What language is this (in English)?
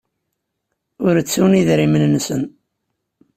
Kabyle